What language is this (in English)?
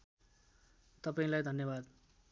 Nepali